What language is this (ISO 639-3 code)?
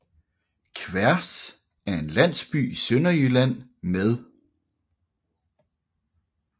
dan